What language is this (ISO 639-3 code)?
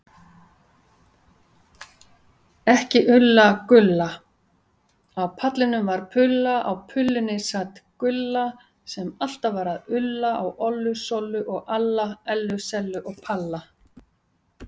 isl